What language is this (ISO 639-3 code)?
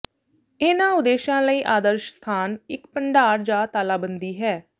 pan